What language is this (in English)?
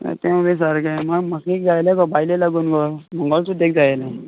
Konkani